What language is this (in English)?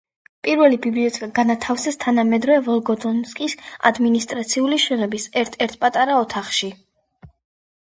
Georgian